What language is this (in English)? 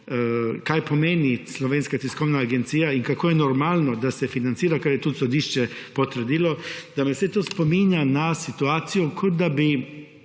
Slovenian